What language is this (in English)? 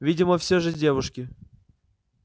Russian